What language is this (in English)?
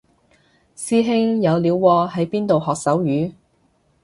Cantonese